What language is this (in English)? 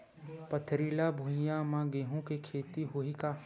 Chhattisgarhi